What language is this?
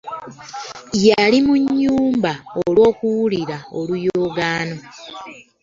Ganda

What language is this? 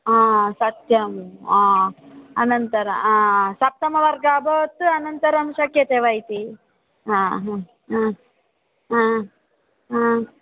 Sanskrit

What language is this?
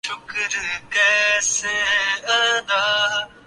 Urdu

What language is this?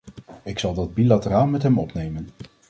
Dutch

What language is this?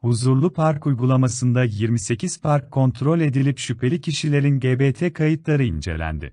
Turkish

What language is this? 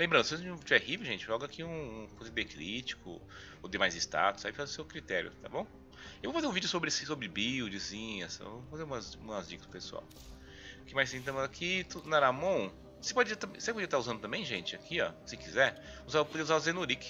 Portuguese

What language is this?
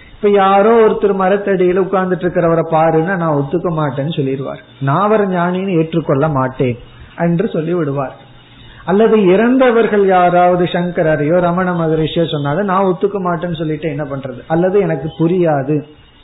Tamil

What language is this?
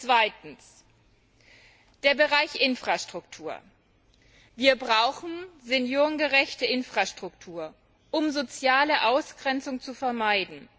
German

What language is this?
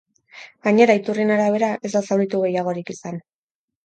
Basque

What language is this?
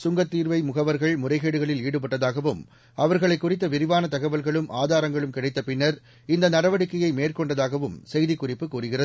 Tamil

